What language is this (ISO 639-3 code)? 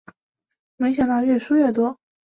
zho